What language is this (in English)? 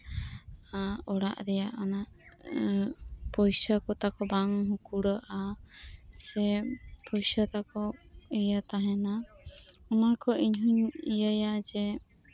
Santali